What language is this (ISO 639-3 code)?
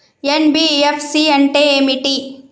tel